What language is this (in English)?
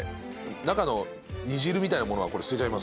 Japanese